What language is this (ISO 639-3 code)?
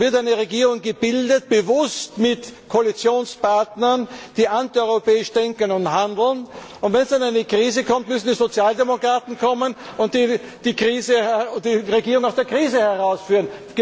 deu